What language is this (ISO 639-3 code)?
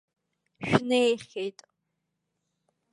abk